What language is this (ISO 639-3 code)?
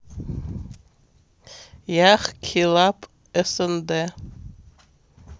rus